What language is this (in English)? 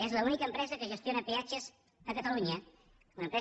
Catalan